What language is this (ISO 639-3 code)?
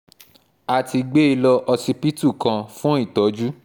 yor